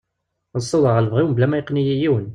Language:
Kabyle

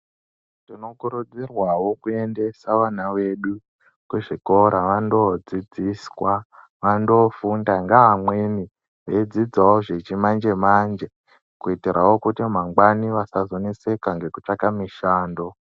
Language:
Ndau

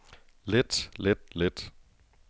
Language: Danish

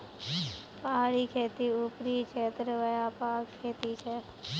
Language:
Magahi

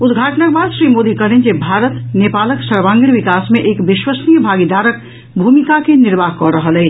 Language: Maithili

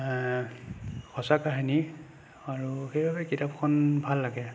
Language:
Assamese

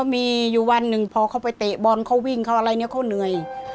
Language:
Thai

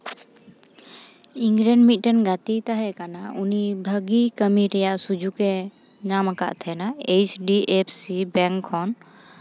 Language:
Santali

